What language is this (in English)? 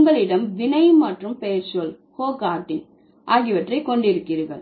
Tamil